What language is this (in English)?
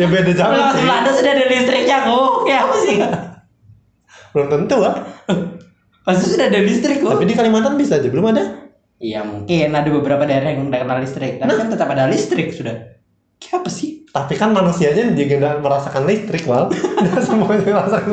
Indonesian